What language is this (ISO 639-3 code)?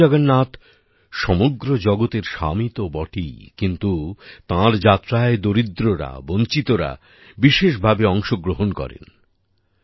ben